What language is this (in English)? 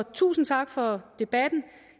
Danish